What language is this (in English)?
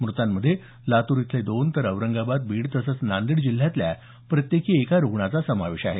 Marathi